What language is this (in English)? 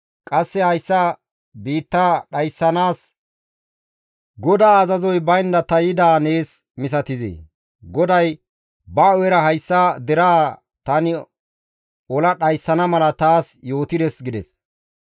Gamo